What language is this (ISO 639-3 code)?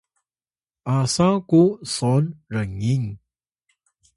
tay